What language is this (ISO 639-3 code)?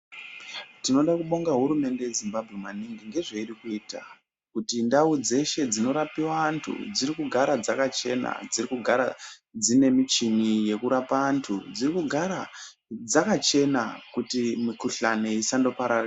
ndc